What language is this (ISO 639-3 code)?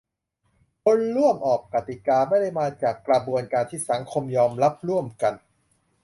tha